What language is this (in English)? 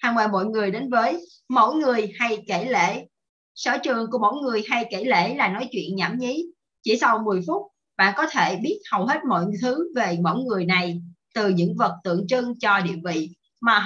Vietnamese